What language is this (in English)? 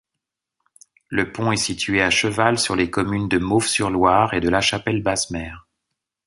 French